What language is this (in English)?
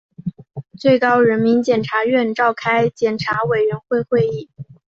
Chinese